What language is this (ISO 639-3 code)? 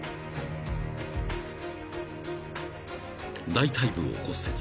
jpn